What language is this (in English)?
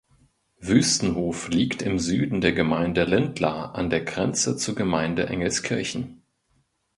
German